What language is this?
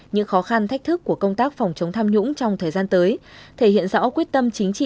Vietnamese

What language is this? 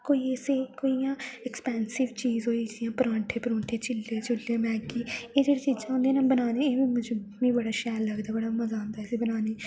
Dogri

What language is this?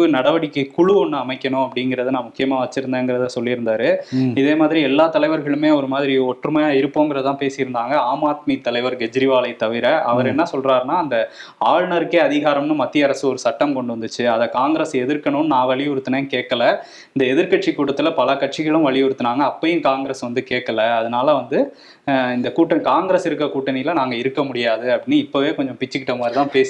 Tamil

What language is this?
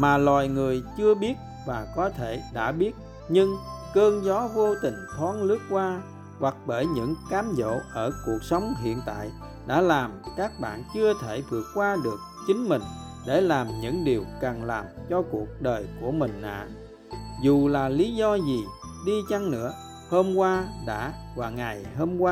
Vietnamese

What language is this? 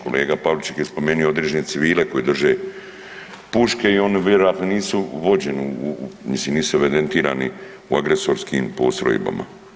Croatian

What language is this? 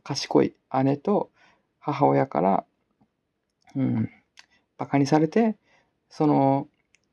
Japanese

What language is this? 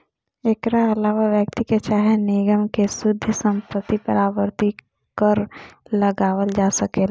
Bhojpuri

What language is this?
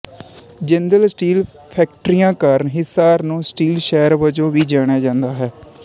Punjabi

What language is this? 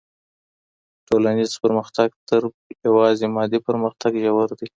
Pashto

